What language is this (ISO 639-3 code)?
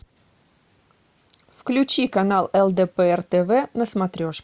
rus